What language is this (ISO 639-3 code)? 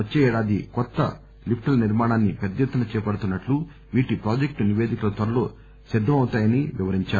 tel